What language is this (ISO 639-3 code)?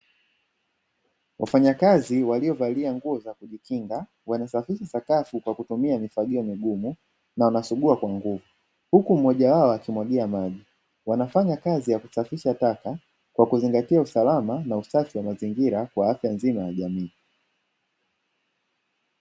swa